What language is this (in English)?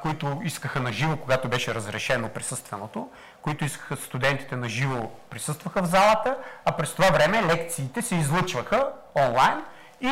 Bulgarian